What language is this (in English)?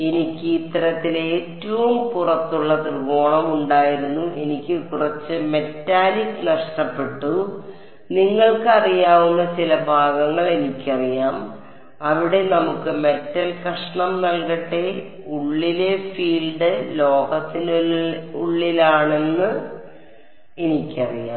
Malayalam